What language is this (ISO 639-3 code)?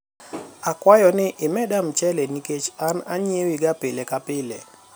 luo